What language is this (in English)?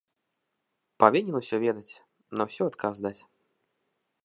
Belarusian